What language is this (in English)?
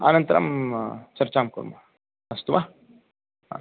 Sanskrit